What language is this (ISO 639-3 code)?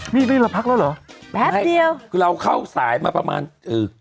tha